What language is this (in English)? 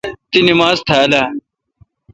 Kalkoti